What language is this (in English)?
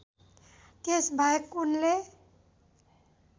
Nepali